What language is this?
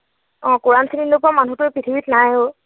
Assamese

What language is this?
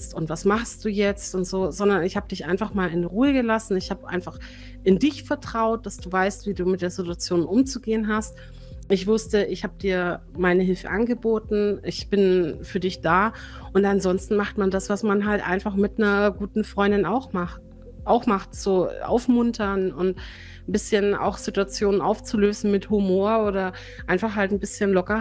German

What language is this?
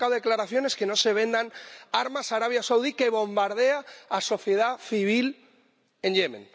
Spanish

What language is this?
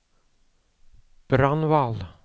Norwegian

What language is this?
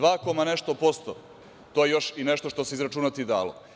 Serbian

